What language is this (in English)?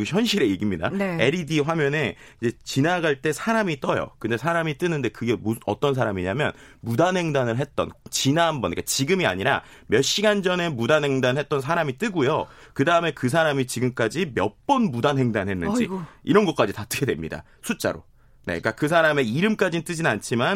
Korean